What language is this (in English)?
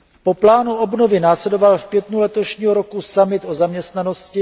Czech